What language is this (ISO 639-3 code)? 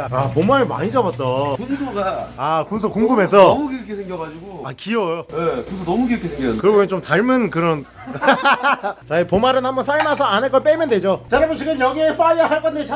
kor